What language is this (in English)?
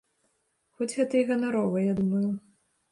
Belarusian